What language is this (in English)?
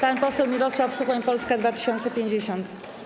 Polish